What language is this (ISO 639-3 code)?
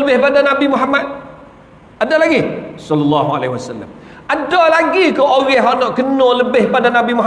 msa